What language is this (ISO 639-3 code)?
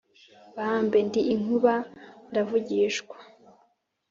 kin